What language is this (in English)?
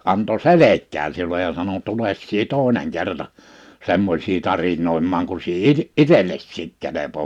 Finnish